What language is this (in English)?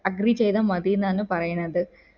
Malayalam